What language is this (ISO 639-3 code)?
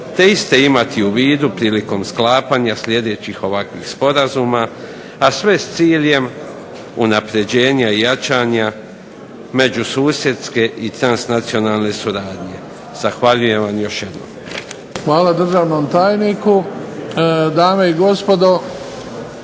hrv